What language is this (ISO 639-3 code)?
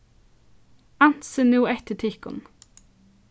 fao